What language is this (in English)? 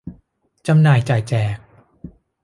Thai